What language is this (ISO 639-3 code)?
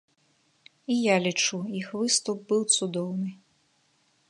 bel